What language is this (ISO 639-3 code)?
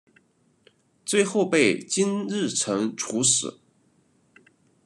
zho